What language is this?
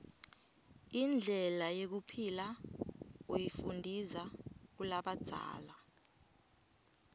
Swati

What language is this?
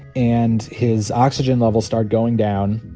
English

